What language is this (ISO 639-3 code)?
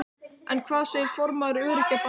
isl